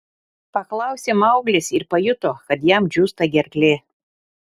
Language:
Lithuanian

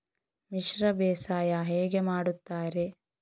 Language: Kannada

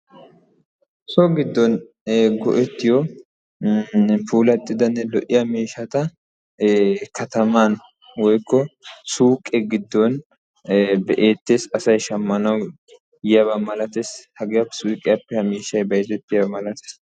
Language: Wolaytta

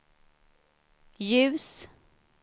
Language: Swedish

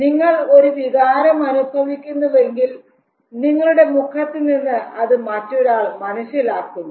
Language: Malayalam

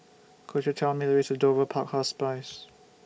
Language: English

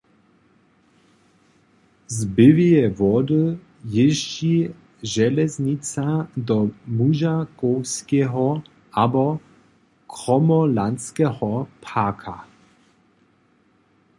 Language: Upper Sorbian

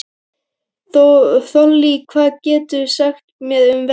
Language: Icelandic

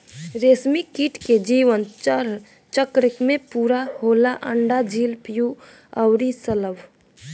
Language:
Bhojpuri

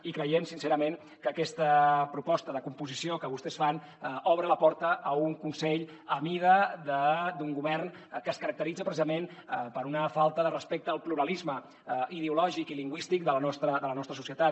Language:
Catalan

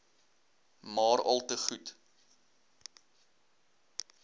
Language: Afrikaans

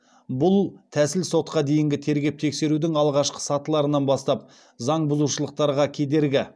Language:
Kazakh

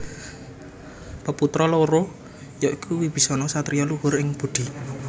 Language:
Javanese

